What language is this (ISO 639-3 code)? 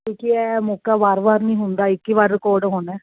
pan